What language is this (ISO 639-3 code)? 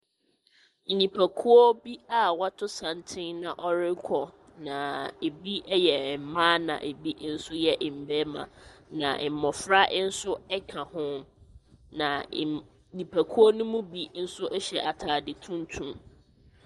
aka